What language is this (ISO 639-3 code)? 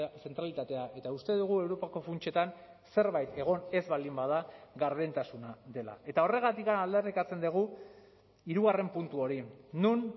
eus